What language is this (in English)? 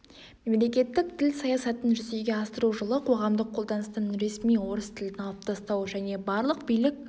Kazakh